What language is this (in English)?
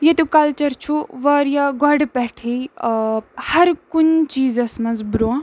Kashmiri